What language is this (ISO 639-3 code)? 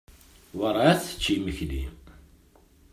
kab